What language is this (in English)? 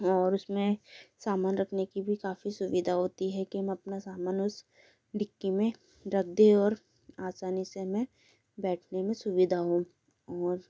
Hindi